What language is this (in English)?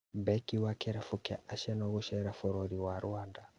Kikuyu